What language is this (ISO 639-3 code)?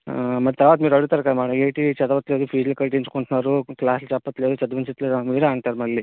tel